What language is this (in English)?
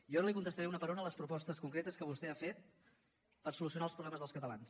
Catalan